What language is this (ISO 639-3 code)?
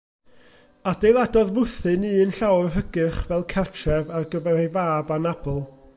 cym